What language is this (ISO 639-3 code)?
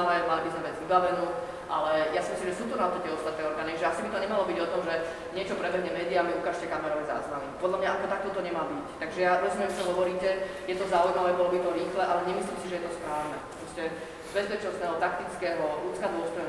slk